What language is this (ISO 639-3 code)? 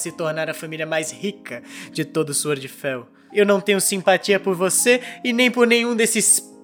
por